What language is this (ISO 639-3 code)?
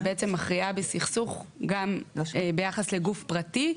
heb